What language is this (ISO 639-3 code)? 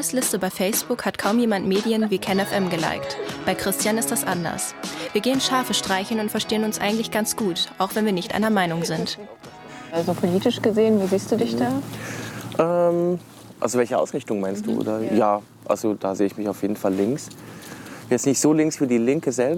deu